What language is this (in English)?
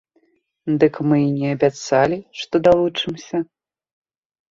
Belarusian